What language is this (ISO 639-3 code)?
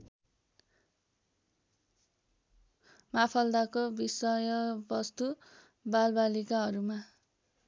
nep